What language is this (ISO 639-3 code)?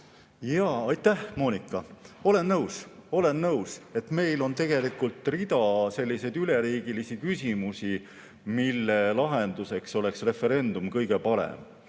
est